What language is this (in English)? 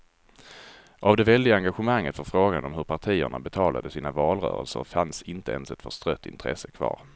Swedish